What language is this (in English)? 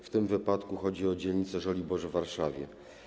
Polish